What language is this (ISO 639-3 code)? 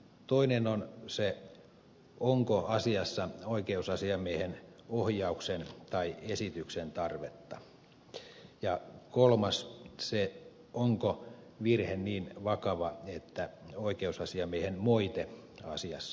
fin